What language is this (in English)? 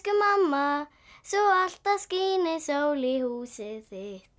Icelandic